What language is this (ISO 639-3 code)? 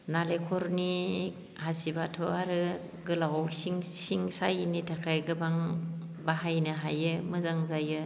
brx